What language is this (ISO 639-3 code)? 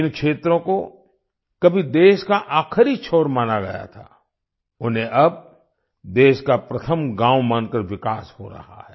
hin